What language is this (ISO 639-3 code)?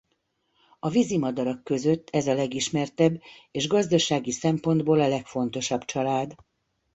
hun